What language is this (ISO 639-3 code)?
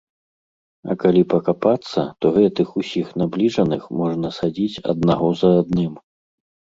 bel